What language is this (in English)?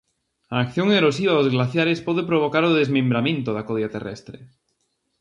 Galician